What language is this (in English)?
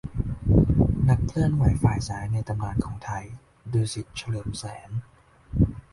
Thai